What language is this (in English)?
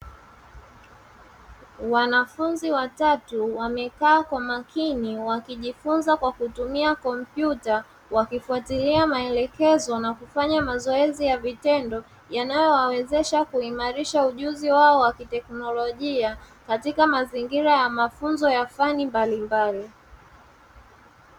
Swahili